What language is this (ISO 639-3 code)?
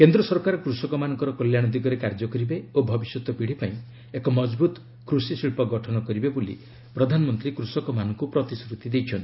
ori